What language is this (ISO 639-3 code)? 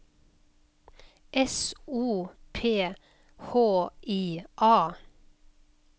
nor